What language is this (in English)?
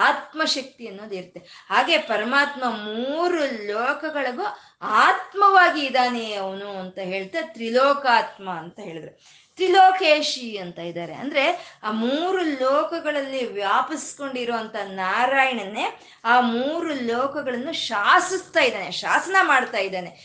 Kannada